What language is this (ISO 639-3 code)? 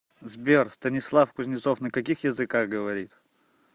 rus